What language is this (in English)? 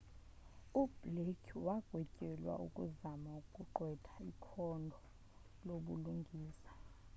Xhosa